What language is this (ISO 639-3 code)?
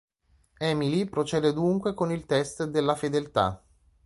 ita